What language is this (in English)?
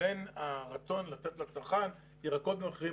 Hebrew